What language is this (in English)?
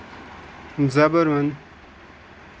Kashmiri